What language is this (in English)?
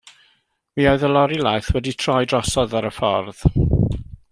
Welsh